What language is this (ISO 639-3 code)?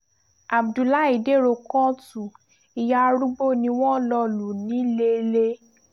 yor